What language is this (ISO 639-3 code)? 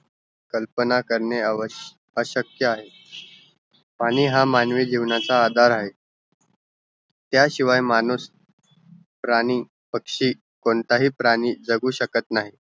mar